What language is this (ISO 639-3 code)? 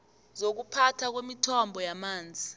nbl